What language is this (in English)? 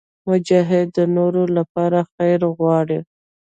Pashto